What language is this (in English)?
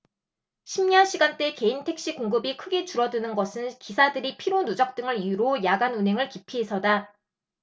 Korean